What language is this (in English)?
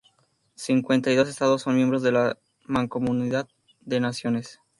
Spanish